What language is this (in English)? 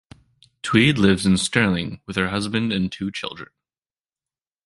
English